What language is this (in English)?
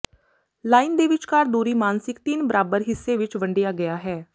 Punjabi